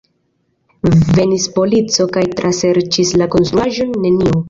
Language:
Esperanto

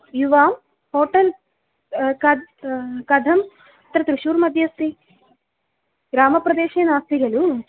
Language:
Sanskrit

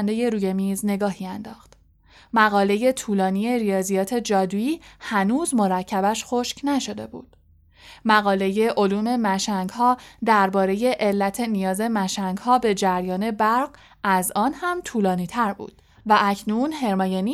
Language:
Persian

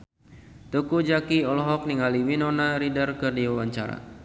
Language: Sundanese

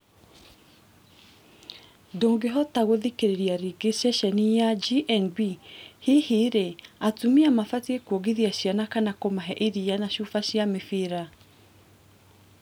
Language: Kikuyu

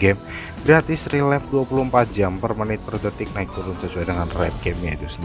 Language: Indonesian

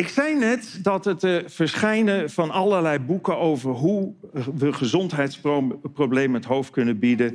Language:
Dutch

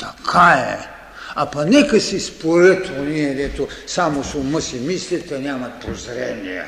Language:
Bulgarian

